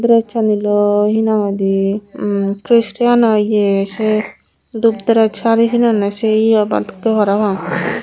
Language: Chakma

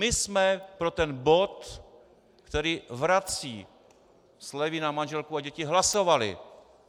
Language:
Czech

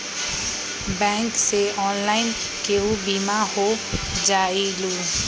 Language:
Magahi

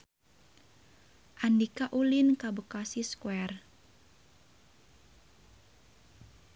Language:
Sundanese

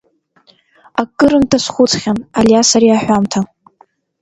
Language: Abkhazian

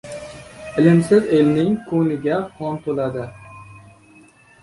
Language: Uzbek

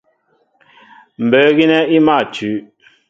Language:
Mbo (Cameroon)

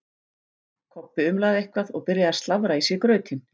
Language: Icelandic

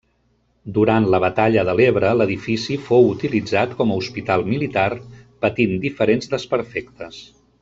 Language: Catalan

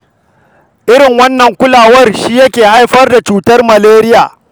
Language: Hausa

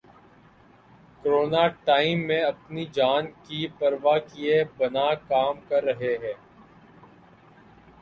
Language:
Urdu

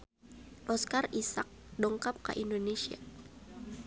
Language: Sundanese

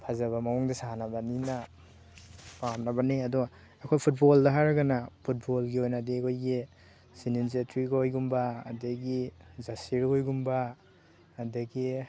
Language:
Manipuri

